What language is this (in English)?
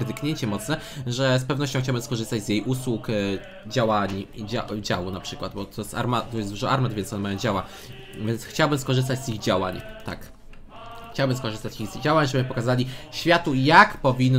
Polish